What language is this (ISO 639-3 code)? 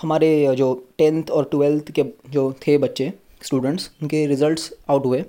hin